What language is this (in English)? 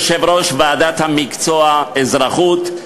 Hebrew